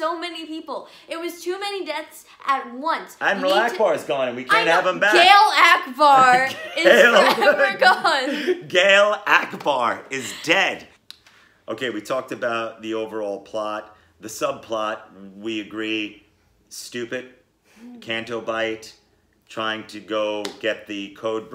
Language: English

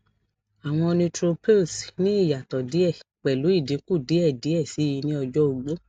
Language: Yoruba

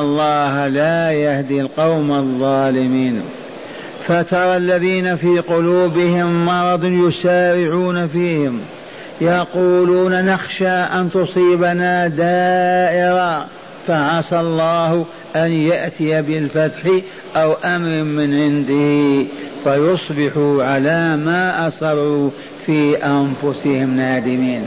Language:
Arabic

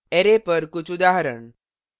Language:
Hindi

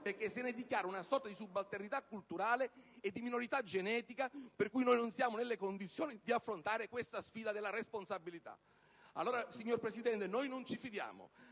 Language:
Italian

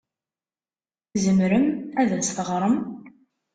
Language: Kabyle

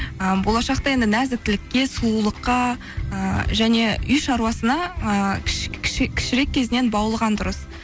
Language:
Kazakh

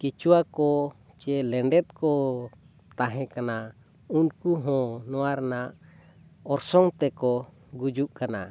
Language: Santali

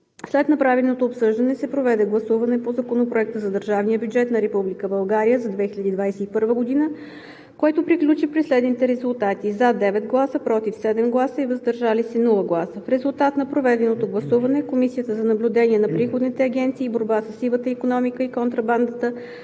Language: Bulgarian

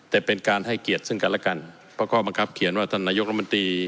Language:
Thai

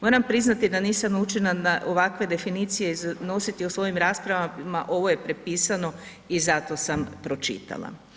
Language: Croatian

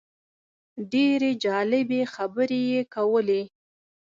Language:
Pashto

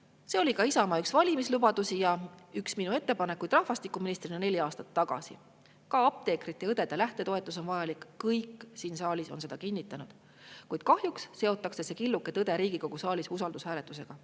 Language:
Estonian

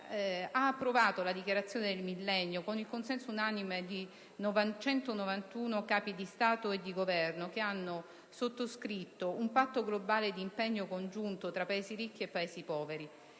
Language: Italian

